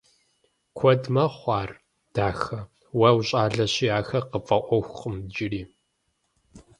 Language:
Kabardian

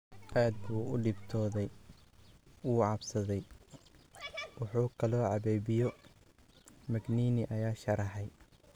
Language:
Somali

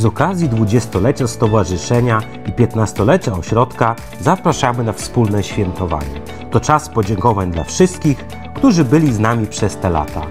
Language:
Polish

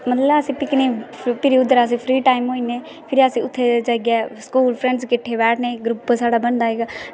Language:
Dogri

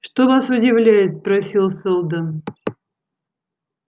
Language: Russian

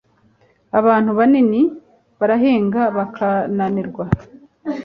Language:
Kinyarwanda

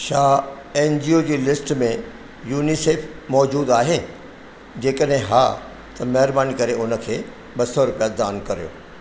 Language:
Sindhi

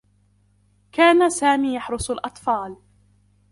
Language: Arabic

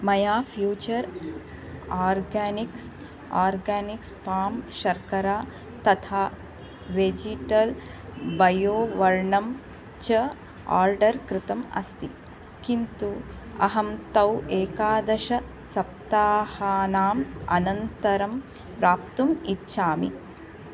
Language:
Sanskrit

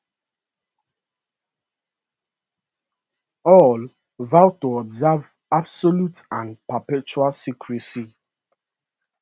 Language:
Nigerian Pidgin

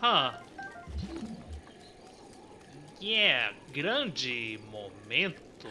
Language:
Portuguese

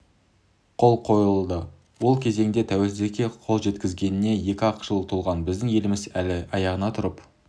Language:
Kazakh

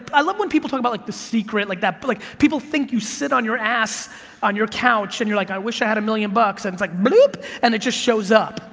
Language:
English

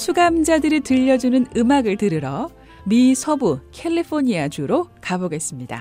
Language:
Korean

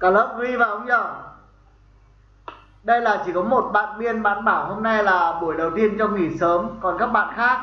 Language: Vietnamese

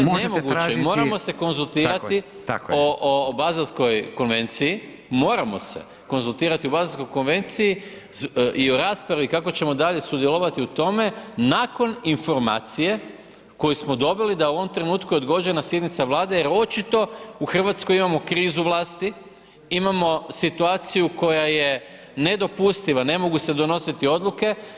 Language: Croatian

